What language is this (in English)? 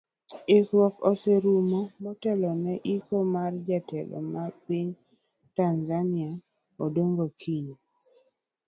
Luo (Kenya and Tanzania)